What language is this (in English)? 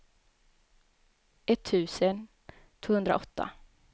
Swedish